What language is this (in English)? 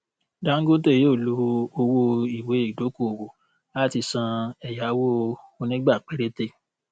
Yoruba